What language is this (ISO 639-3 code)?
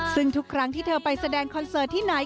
tha